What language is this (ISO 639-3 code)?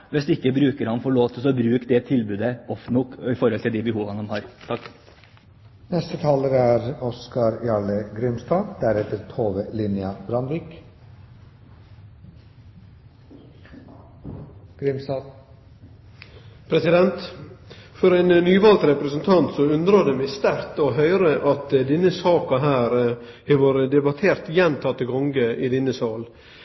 nor